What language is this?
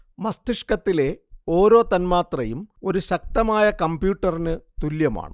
Malayalam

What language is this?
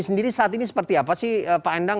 Indonesian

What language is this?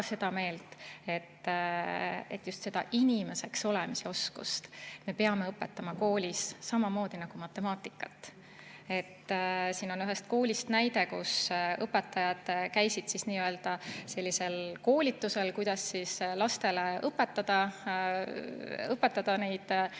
Estonian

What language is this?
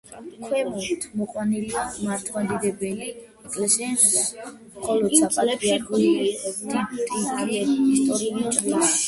Georgian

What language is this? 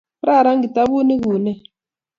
Kalenjin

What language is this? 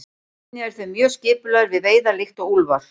Icelandic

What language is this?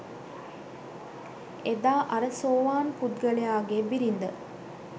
Sinhala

